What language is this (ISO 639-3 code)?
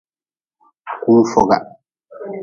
nmz